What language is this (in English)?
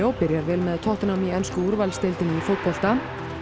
Icelandic